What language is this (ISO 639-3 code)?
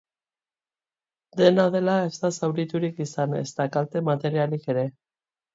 eus